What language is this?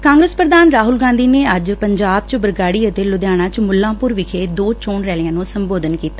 Punjabi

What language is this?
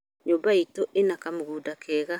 Kikuyu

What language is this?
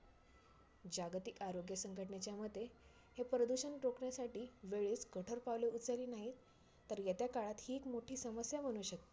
Marathi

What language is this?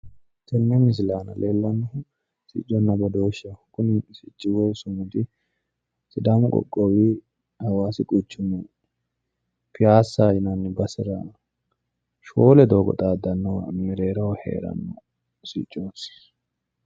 Sidamo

